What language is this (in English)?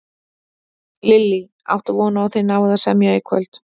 Icelandic